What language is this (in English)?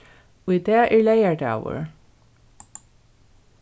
Faroese